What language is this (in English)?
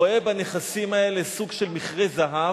Hebrew